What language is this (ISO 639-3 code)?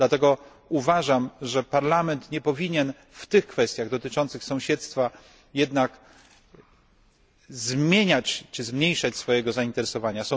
pol